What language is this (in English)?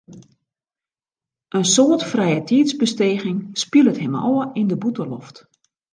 Western Frisian